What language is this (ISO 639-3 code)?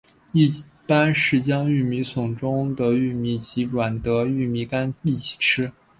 zho